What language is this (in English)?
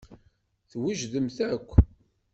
Kabyle